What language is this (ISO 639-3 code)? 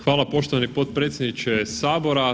hrv